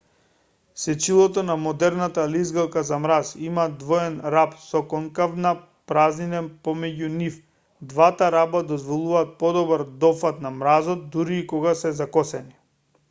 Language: Macedonian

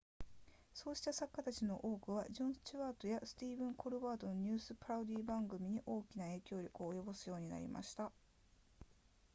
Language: Japanese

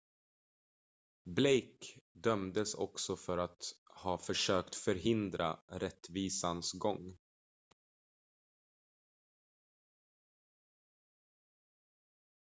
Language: Swedish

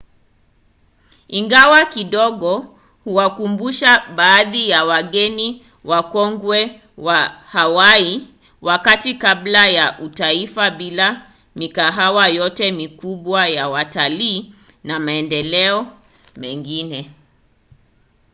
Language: Swahili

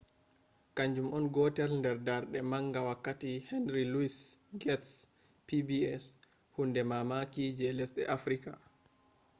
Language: Fula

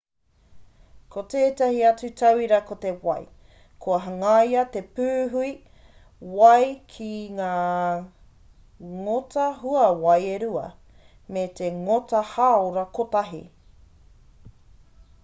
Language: Māori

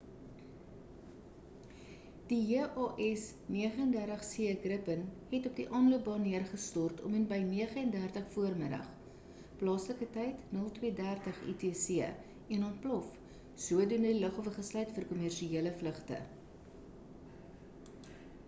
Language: Afrikaans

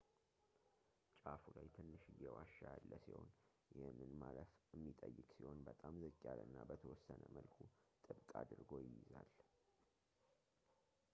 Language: Amharic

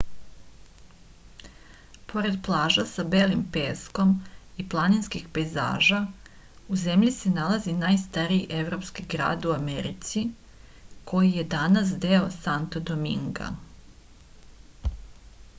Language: Serbian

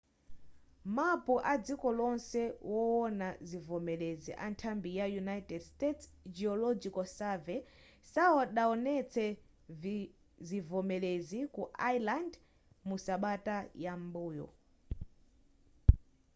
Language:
Nyanja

